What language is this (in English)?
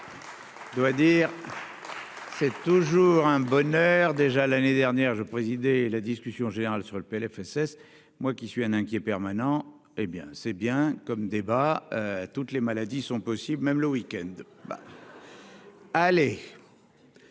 French